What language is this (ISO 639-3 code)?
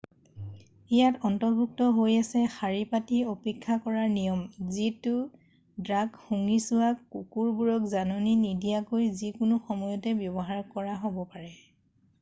asm